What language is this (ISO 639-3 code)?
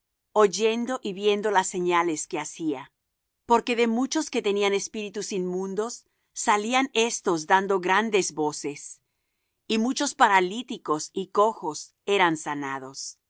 spa